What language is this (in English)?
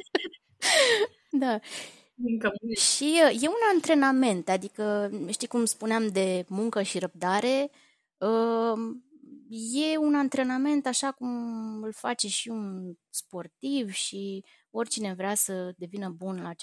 Romanian